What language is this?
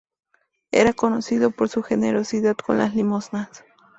Spanish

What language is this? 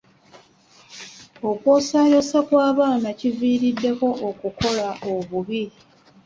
Ganda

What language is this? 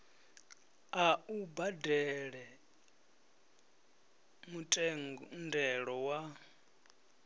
Venda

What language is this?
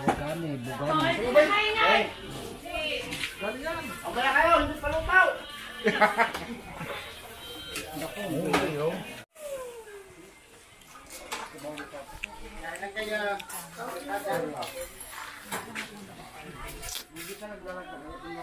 Filipino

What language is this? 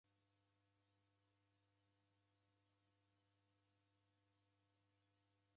Taita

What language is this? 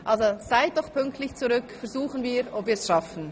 Swiss German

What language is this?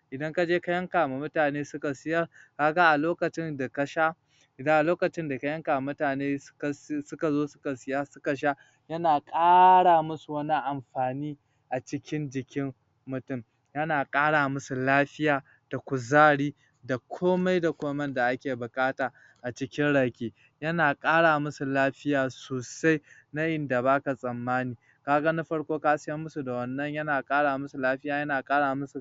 Hausa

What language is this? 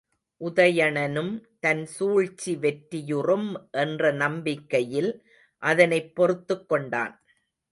Tamil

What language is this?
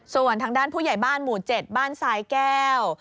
Thai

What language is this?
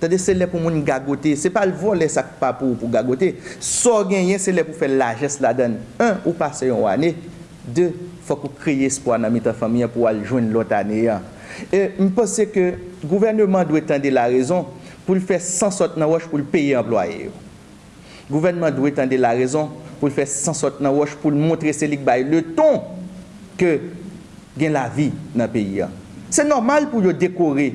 French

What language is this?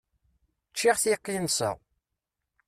Kabyle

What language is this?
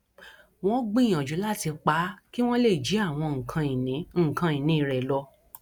Yoruba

